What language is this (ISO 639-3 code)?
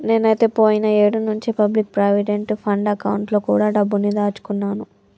tel